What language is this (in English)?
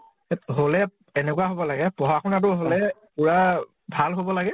Assamese